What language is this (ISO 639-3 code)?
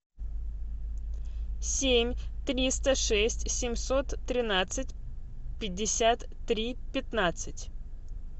rus